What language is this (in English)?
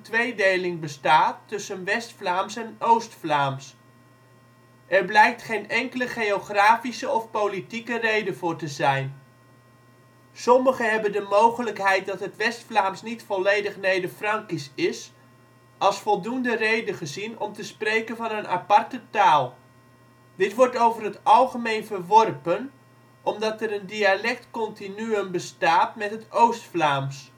Dutch